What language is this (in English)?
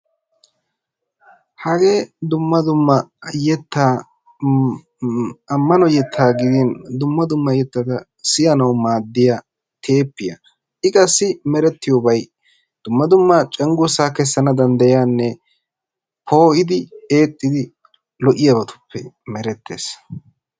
Wolaytta